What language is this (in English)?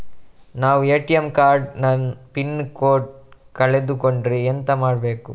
Kannada